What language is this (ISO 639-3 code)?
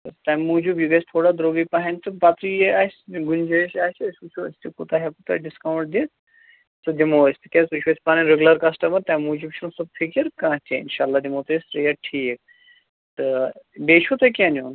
kas